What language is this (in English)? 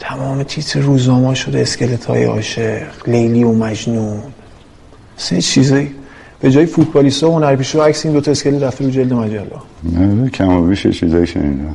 Persian